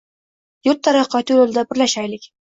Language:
Uzbek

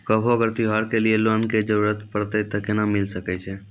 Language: Maithili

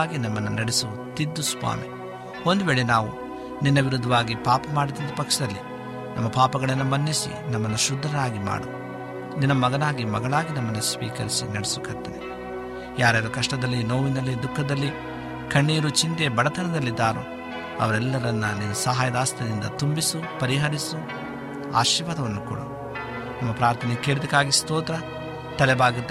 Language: Kannada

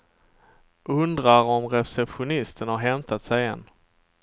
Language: Swedish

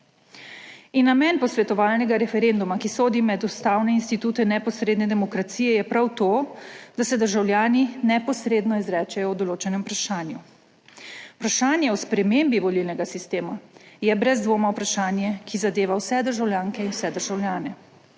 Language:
Slovenian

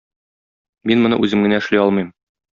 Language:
Tatar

